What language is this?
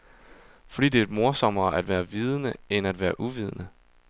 Danish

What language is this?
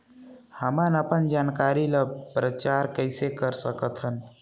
Chhattisgarhi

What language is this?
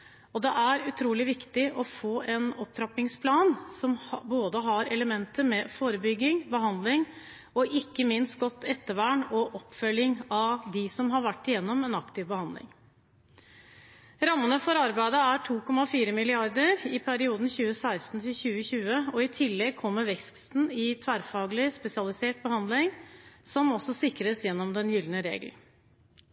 Norwegian Bokmål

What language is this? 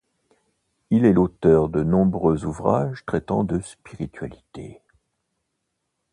French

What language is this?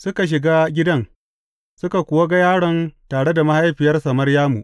Hausa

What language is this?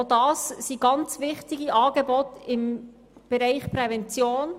Swiss German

